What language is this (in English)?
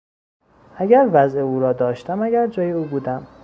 Persian